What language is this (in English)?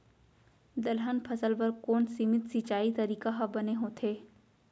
Chhattisgarhi